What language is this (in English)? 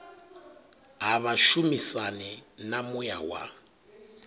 Venda